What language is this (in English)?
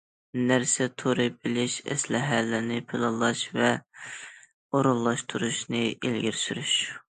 Uyghur